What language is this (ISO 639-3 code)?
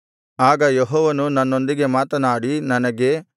kan